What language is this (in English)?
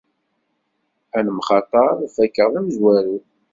Kabyle